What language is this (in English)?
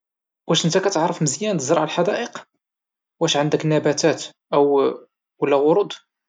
Moroccan Arabic